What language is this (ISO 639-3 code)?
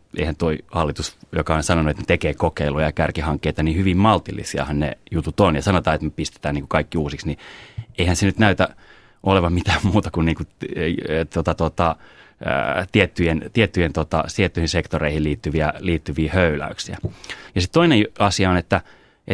fin